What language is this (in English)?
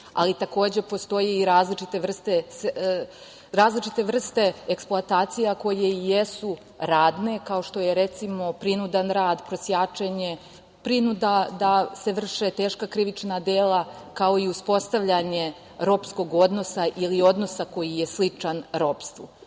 Serbian